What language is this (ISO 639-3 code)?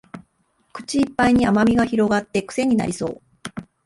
jpn